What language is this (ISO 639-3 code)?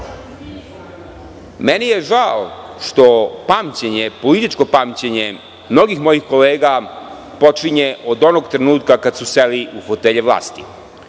srp